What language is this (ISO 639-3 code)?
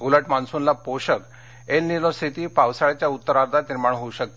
mar